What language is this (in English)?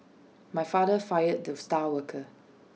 English